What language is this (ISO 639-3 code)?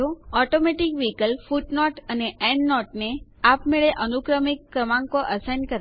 guj